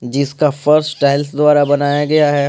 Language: Hindi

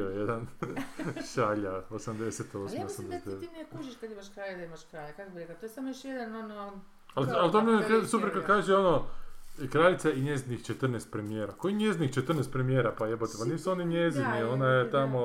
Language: Croatian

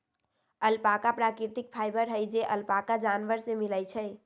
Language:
Magahi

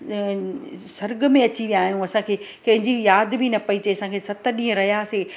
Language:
Sindhi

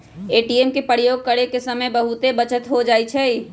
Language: Magahi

